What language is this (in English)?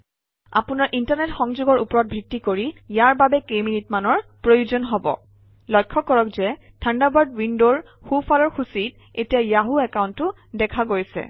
Assamese